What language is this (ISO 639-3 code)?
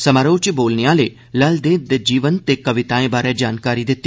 doi